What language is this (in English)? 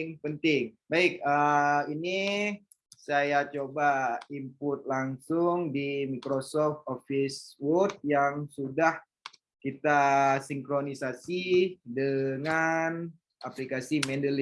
Indonesian